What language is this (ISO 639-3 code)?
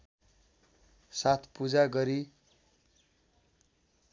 nep